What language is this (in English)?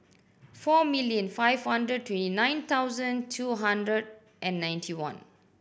English